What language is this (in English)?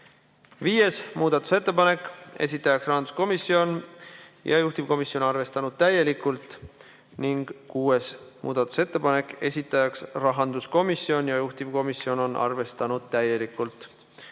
Estonian